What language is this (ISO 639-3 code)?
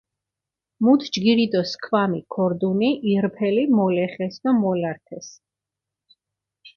xmf